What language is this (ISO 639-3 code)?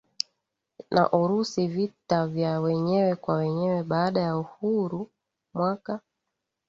swa